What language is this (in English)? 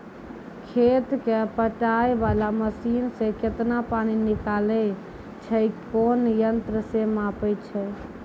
Maithili